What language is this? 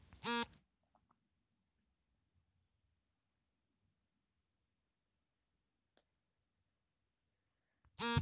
Kannada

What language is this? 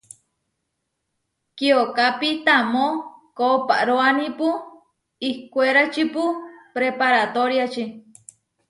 Huarijio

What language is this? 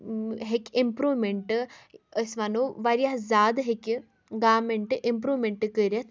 Kashmiri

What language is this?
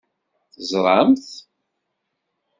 Kabyle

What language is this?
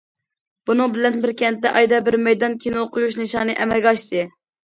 Uyghur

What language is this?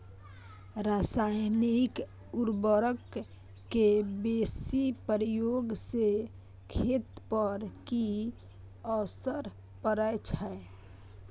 Maithili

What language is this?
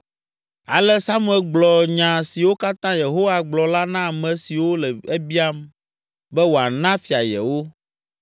Ewe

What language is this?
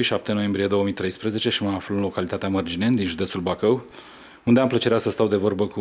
Romanian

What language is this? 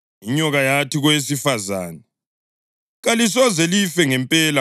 North Ndebele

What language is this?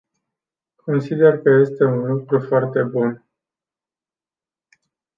Romanian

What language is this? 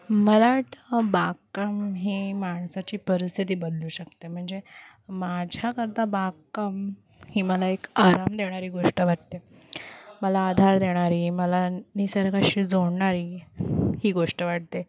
Marathi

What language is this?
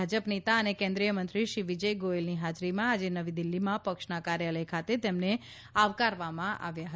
Gujarati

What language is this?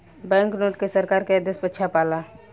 Bhojpuri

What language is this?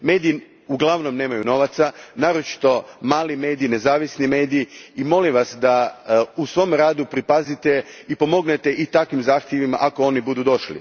Croatian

